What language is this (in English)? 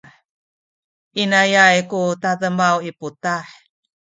Sakizaya